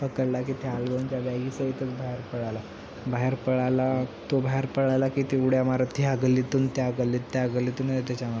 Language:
Marathi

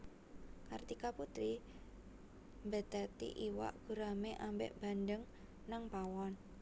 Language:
Javanese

